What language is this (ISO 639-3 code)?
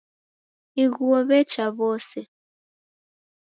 dav